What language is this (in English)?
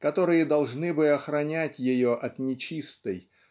Russian